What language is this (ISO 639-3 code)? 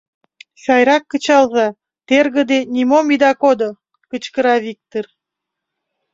chm